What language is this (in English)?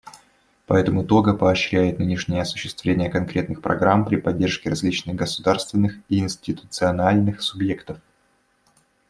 Russian